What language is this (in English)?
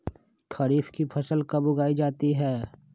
Magahi